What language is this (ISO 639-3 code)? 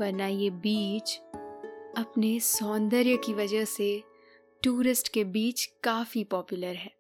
hin